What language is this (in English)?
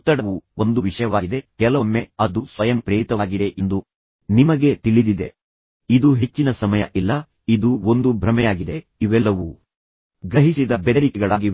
Kannada